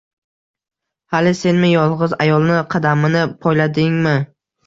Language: Uzbek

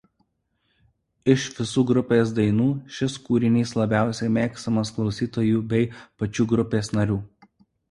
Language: Lithuanian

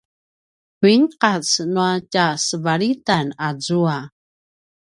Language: Paiwan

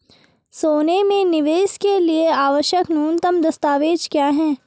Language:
Hindi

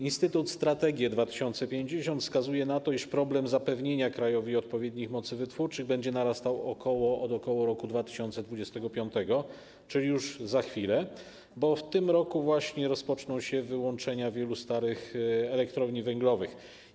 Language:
Polish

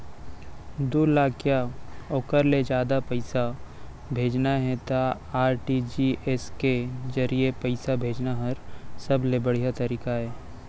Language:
Chhattisgarhi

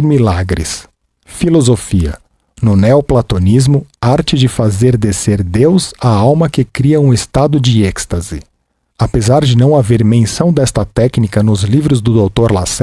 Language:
Portuguese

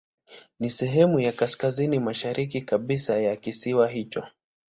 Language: Swahili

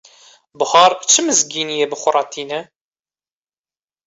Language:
Kurdish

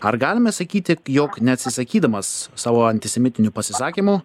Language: Lithuanian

